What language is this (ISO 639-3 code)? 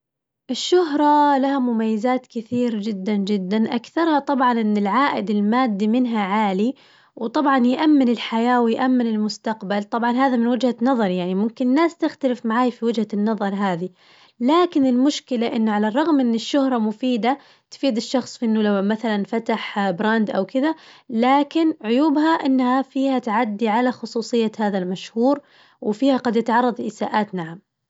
ars